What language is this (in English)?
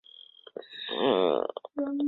Chinese